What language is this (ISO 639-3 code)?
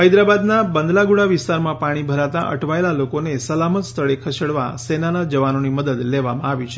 guj